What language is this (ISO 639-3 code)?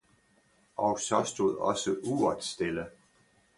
dan